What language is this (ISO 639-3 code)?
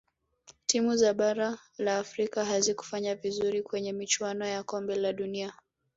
swa